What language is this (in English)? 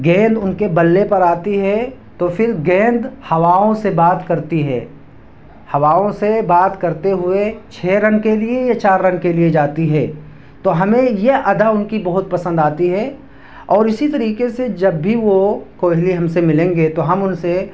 Urdu